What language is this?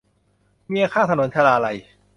Thai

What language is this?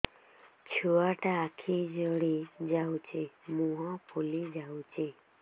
Odia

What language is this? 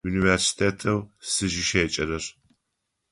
Adyghe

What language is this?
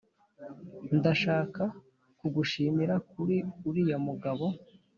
Kinyarwanda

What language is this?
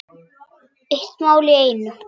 Icelandic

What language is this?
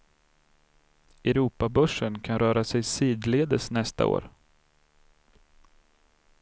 Swedish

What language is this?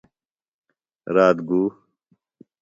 Phalura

